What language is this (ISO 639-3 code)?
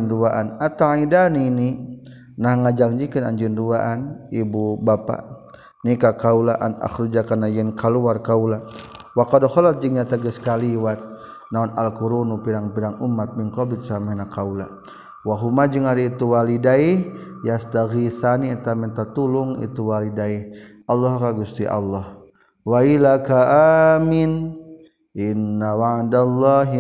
msa